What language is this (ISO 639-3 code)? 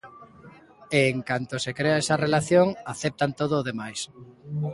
glg